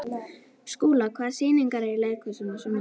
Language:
Icelandic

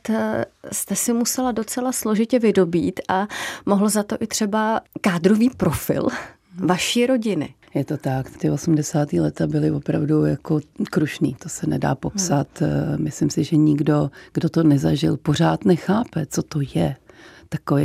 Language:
Czech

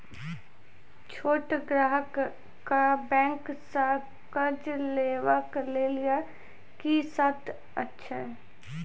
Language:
Maithili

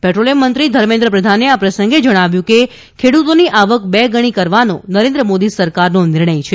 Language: Gujarati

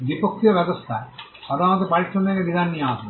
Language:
Bangla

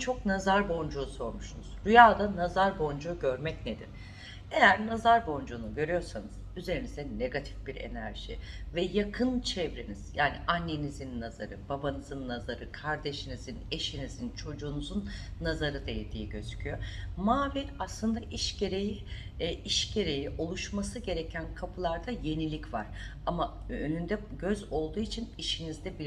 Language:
Turkish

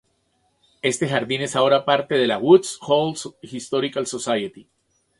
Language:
Spanish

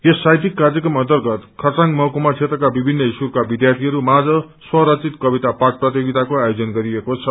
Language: Nepali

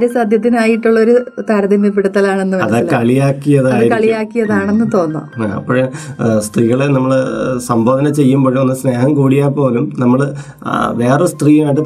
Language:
Malayalam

